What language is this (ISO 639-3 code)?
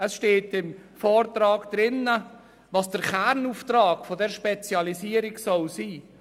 gsw